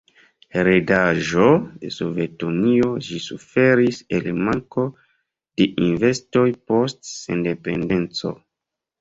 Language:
Esperanto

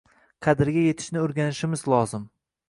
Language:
Uzbek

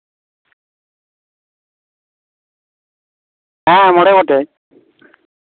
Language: Santali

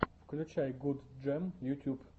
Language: Russian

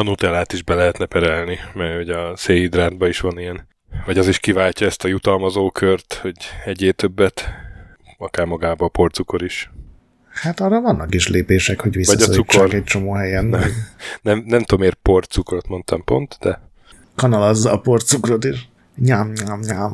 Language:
Hungarian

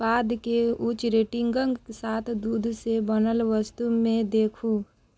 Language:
Maithili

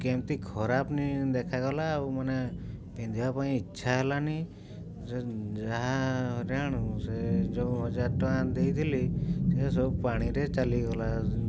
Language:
Odia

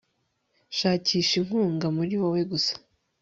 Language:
Kinyarwanda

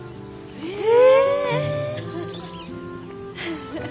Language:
Japanese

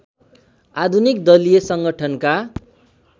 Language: Nepali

